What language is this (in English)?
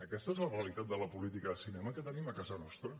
Catalan